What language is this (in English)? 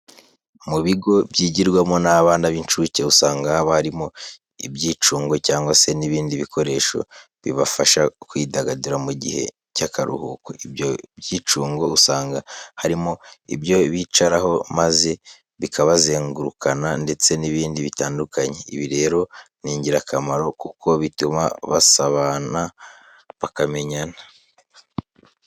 Kinyarwanda